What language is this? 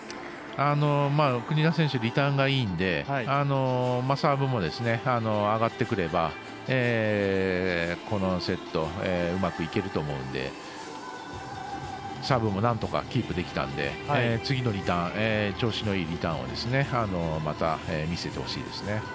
Japanese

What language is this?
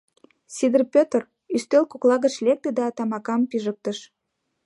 Mari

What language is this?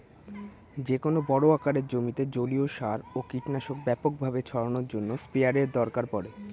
Bangla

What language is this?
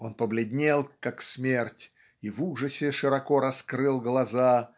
Russian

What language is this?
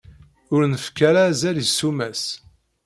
Kabyle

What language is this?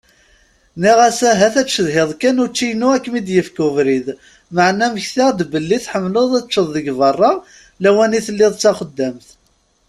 Kabyle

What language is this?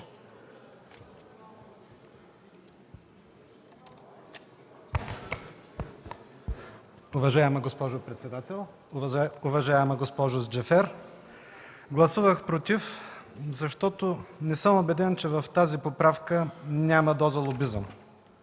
Bulgarian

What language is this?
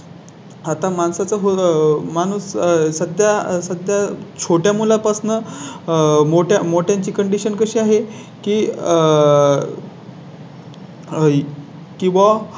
Marathi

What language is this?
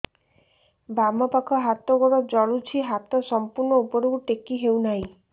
Odia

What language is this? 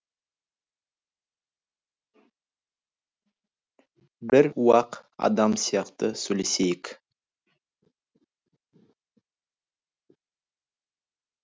Kazakh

